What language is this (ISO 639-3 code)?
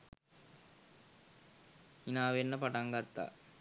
sin